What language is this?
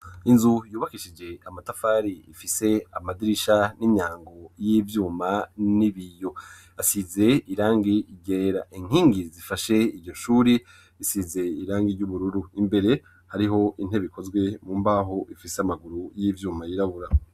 Rundi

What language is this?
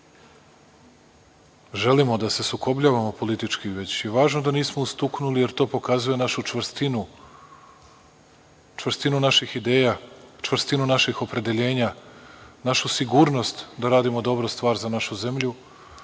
Serbian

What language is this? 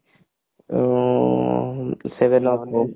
Odia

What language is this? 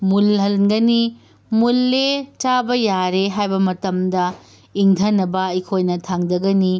Manipuri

